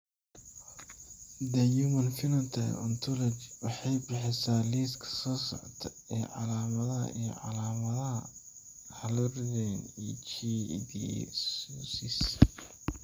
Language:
Somali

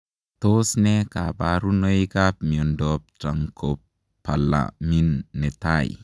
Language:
Kalenjin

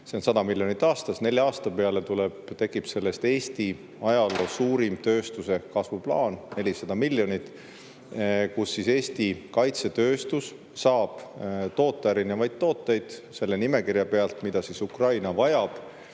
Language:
Estonian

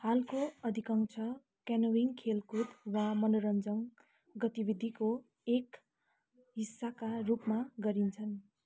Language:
Nepali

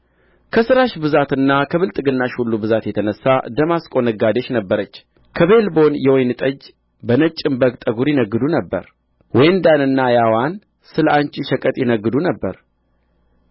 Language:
Amharic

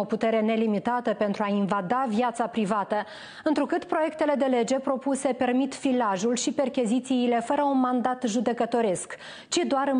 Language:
Romanian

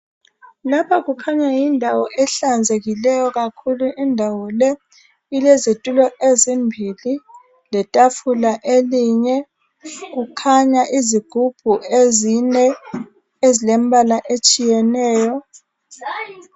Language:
North Ndebele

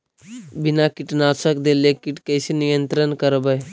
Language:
Magahi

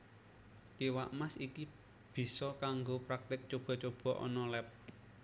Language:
Javanese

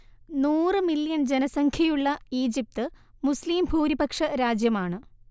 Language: Malayalam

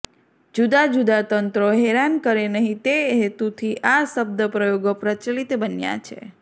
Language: Gujarati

